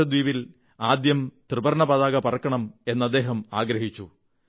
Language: Malayalam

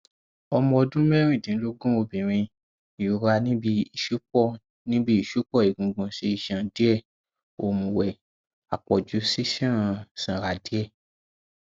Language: Yoruba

